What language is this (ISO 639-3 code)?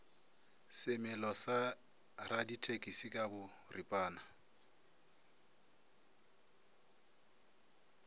nso